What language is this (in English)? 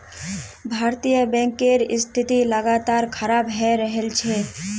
Magahi